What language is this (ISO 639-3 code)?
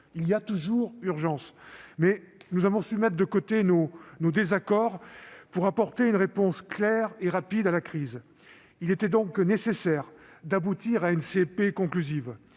fra